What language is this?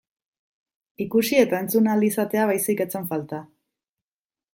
Basque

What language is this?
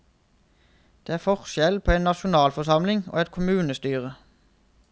Norwegian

